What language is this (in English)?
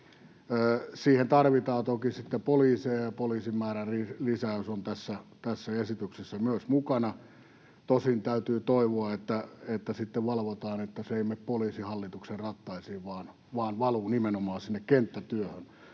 Finnish